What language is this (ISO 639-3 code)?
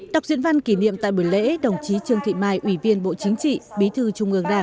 vie